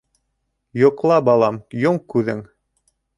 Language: Bashkir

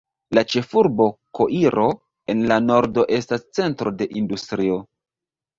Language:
Esperanto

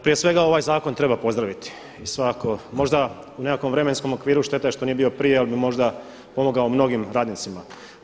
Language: Croatian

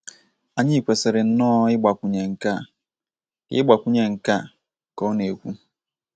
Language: Igbo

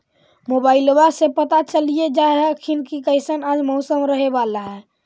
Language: Magahi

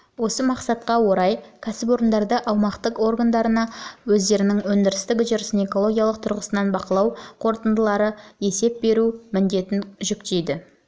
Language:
Kazakh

